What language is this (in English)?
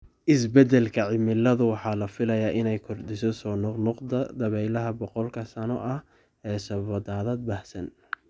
Somali